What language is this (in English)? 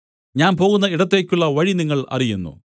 Malayalam